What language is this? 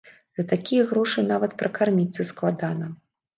Belarusian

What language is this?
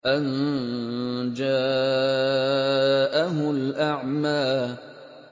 Arabic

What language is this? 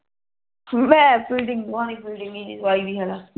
Punjabi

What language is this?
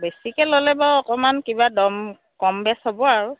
Assamese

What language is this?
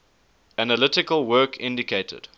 English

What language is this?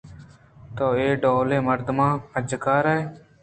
Eastern Balochi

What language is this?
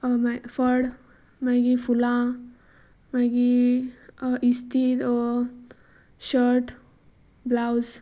Konkani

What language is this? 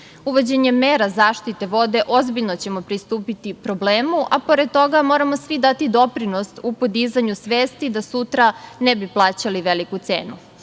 Serbian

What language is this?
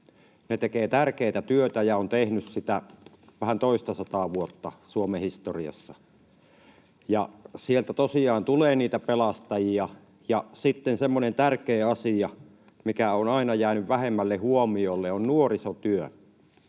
Finnish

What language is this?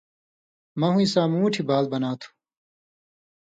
Indus Kohistani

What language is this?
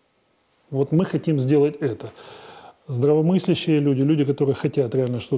Russian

